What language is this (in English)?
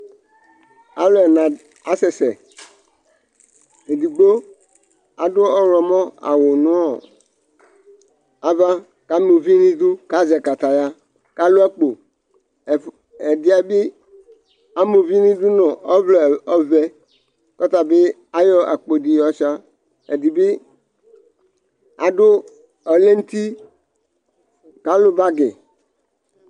Ikposo